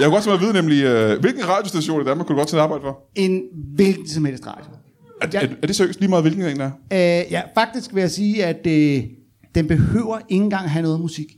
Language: Danish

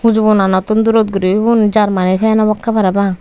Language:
Chakma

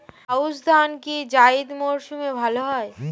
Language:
Bangla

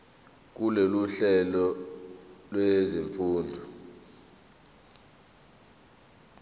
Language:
Zulu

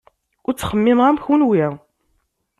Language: Kabyle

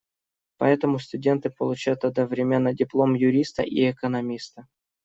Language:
Russian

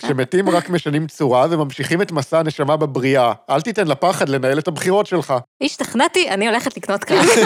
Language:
Hebrew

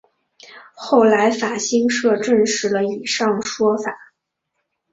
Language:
Chinese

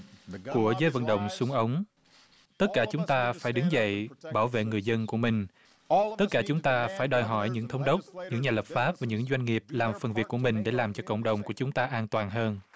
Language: Vietnamese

